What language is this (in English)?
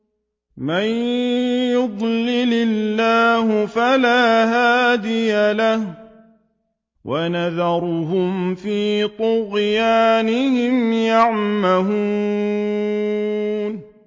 Arabic